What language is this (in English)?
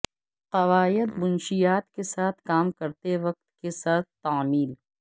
Urdu